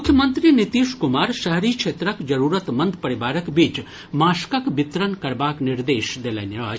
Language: Maithili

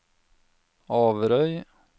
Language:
Norwegian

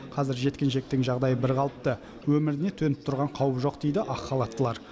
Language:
Kazakh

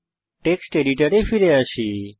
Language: Bangla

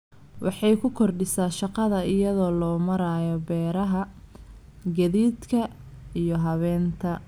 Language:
Somali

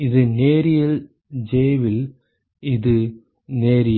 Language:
Tamil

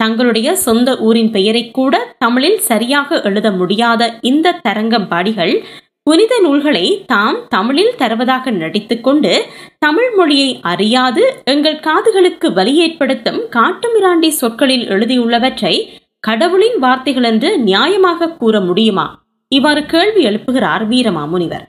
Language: Tamil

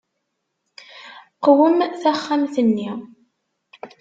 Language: Kabyle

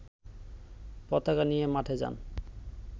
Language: Bangla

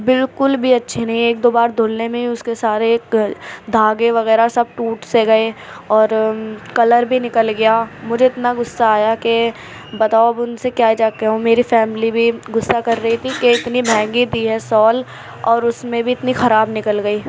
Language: Urdu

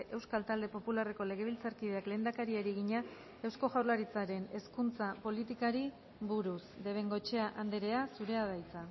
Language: Basque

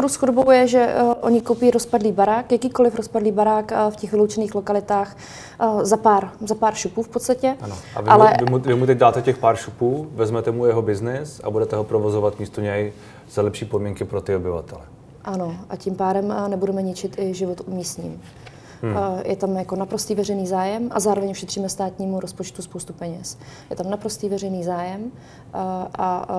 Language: Czech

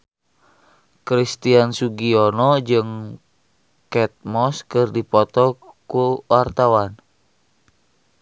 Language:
Sundanese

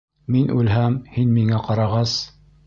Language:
Bashkir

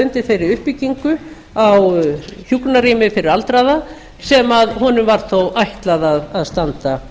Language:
Icelandic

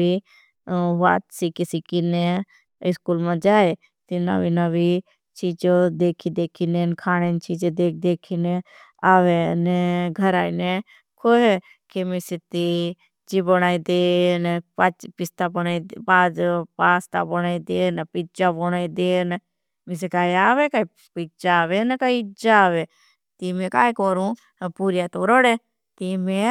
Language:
Bhili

